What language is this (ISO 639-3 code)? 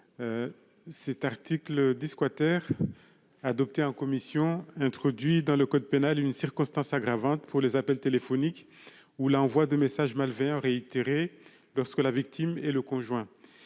fra